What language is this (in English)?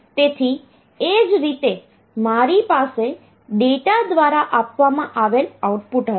Gujarati